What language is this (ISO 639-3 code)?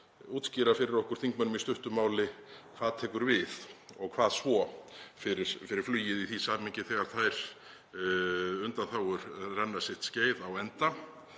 isl